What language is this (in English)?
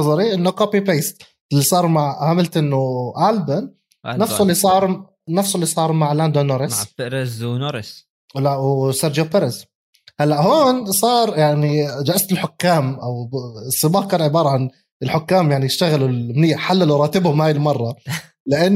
Arabic